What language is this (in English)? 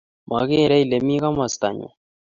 Kalenjin